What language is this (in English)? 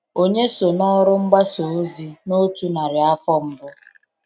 Igbo